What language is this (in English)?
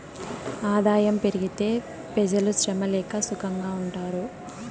Telugu